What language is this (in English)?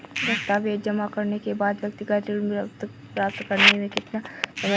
Hindi